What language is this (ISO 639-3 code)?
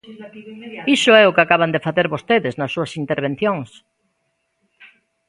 glg